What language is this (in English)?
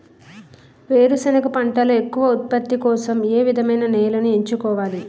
Telugu